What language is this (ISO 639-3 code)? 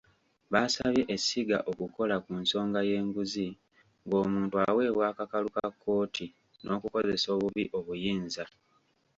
lug